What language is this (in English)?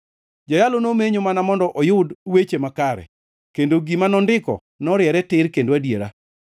Luo (Kenya and Tanzania)